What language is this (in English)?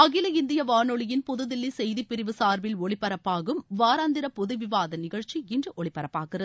Tamil